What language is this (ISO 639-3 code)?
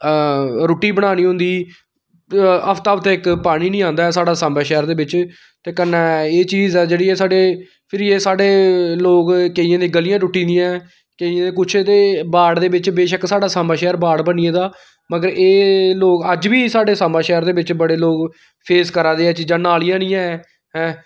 doi